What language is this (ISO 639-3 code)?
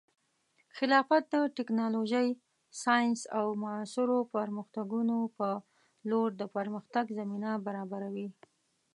pus